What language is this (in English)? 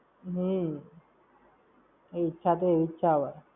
Gujarati